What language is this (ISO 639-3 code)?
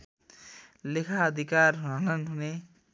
nep